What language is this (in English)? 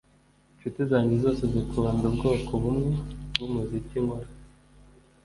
Kinyarwanda